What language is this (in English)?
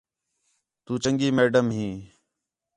Khetrani